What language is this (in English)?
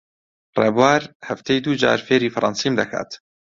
Central Kurdish